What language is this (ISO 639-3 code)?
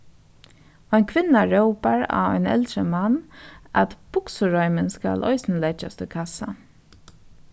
fao